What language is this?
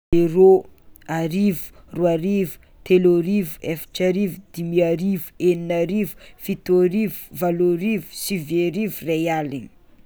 Tsimihety Malagasy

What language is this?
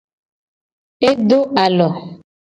Gen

